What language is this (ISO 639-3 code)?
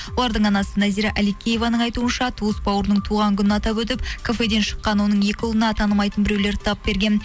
kaz